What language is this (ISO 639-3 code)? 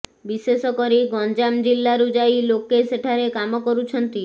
ori